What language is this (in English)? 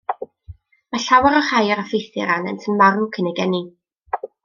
Welsh